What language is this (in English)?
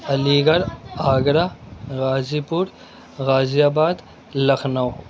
Urdu